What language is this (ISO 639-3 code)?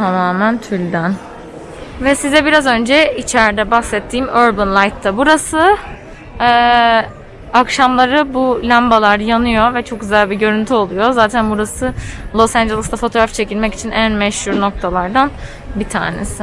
tur